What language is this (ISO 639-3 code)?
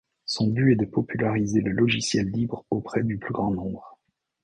fra